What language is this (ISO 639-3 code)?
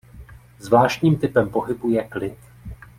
ces